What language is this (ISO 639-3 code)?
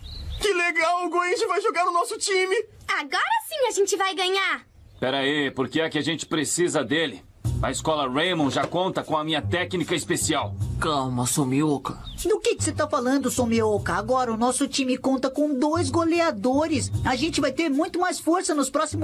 por